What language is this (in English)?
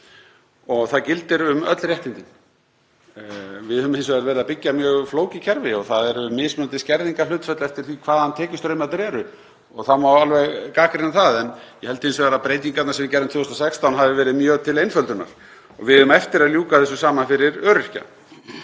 Icelandic